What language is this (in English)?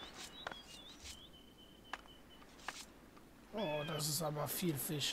German